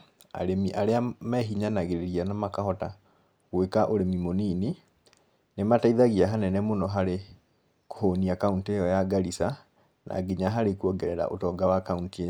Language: Kikuyu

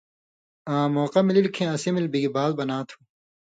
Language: Indus Kohistani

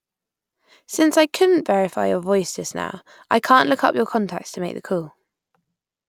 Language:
English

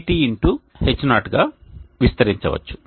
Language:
Telugu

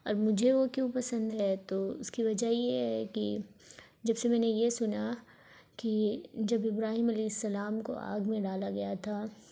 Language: Urdu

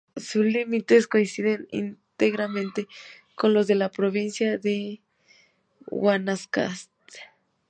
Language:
Spanish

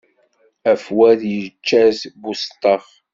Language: Kabyle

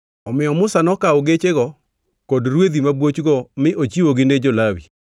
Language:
Luo (Kenya and Tanzania)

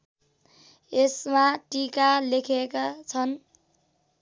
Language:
Nepali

